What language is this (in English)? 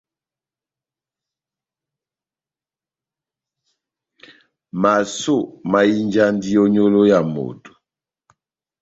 Batanga